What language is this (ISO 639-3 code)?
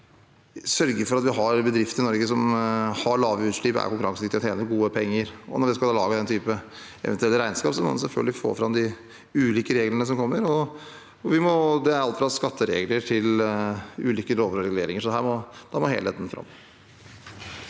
nor